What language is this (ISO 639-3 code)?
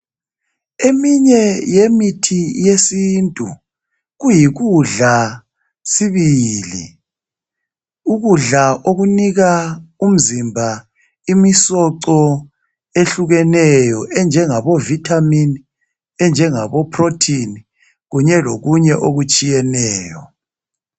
nde